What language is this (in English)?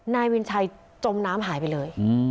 Thai